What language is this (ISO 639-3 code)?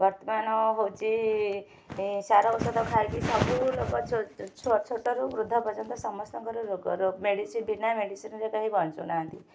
ori